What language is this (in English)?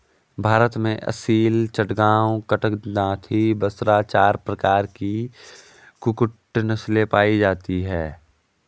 Hindi